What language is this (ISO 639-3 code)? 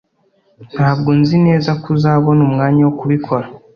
kin